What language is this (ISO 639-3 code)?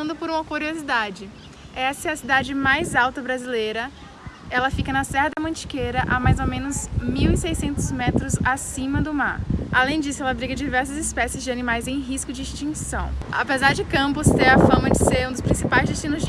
por